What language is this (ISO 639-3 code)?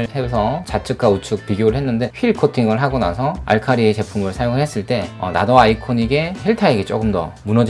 kor